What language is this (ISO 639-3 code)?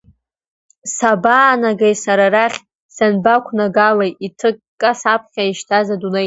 abk